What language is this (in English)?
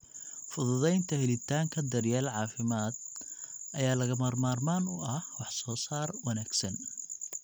Somali